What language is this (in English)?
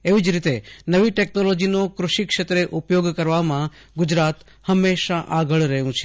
Gujarati